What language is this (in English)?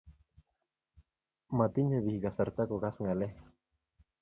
Kalenjin